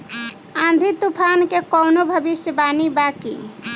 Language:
Bhojpuri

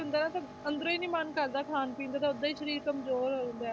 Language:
Punjabi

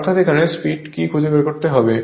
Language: Bangla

